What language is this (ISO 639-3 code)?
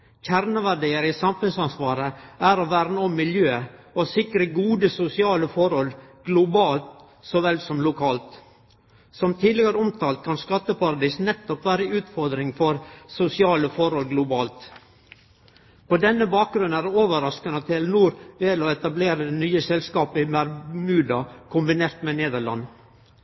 nno